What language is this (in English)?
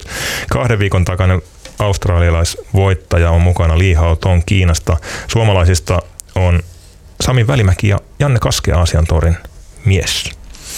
Finnish